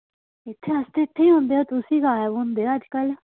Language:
Dogri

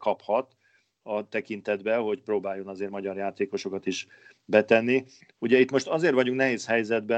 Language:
Hungarian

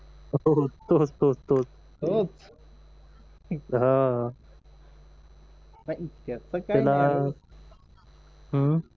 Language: Marathi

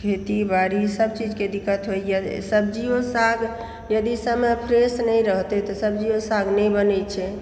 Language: Maithili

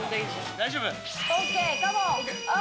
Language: Japanese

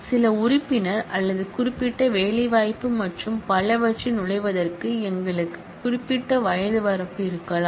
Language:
Tamil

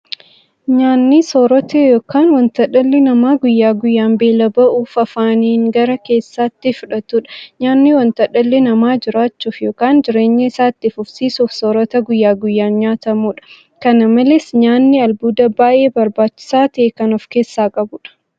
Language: Oromo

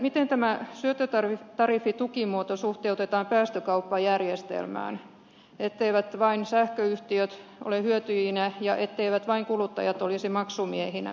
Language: Finnish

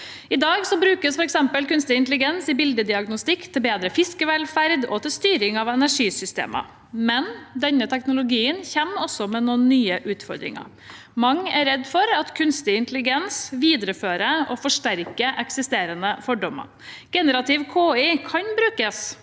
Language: Norwegian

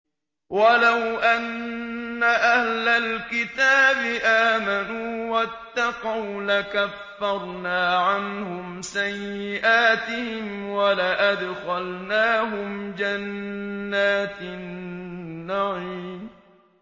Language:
Arabic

